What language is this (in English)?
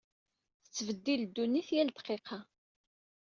Kabyle